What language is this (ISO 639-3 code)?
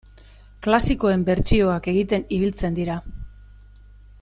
eus